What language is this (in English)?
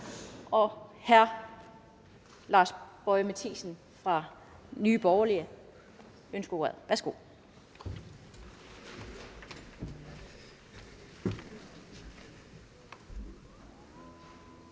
Danish